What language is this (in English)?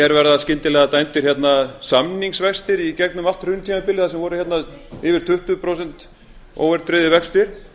Icelandic